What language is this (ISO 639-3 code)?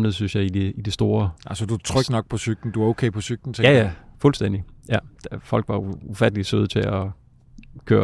dan